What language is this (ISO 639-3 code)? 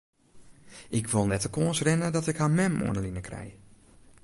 fry